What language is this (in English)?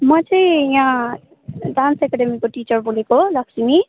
Nepali